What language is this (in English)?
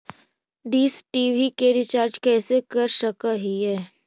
Magahi